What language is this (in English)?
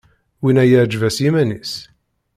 Kabyle